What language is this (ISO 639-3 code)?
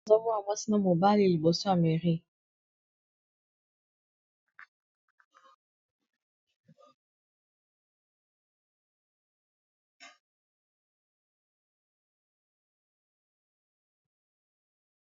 lin